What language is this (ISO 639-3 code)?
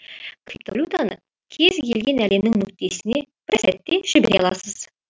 kaz